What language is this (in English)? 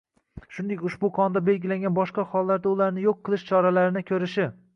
Uzbek